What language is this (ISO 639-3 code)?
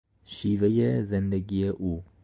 fas